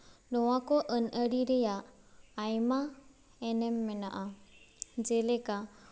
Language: Santali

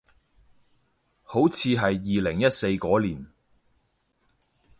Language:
Cantonese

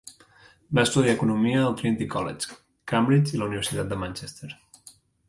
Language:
Catalan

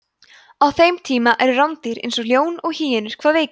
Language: Icelandic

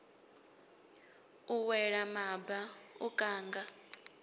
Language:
Venda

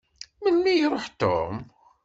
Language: Kabyle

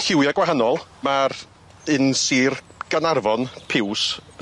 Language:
Welsh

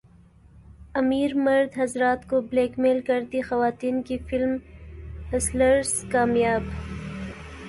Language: Urdu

